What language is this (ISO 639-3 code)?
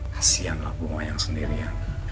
ind